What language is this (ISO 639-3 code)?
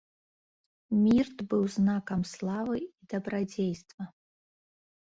bel